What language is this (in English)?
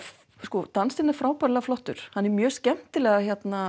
Icelandic